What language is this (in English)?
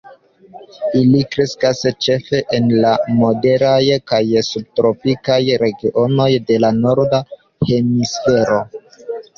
Esperanto